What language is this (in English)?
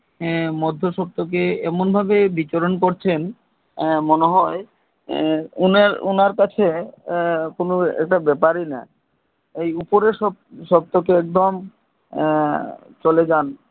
Bangla